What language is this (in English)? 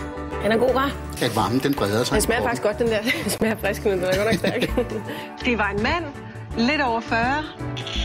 Danish